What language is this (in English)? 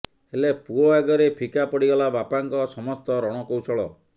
Odia